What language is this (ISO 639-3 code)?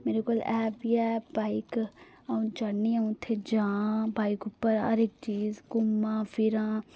doi